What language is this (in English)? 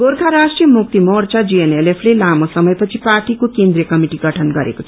Nepali